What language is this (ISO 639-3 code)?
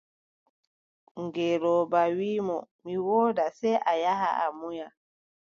fub